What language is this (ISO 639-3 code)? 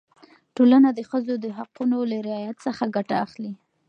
pus